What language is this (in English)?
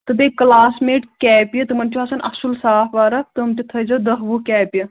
Kashmiri